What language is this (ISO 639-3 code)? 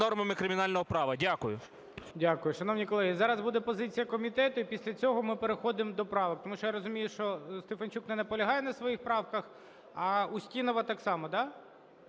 ukr